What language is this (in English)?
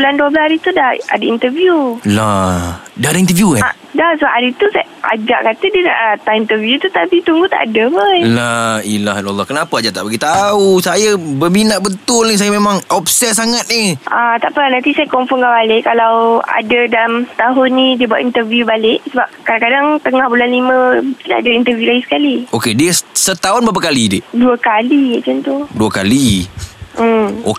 Malay